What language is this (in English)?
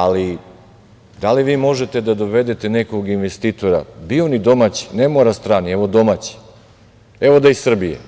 Serbian